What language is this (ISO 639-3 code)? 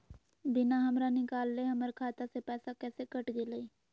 mag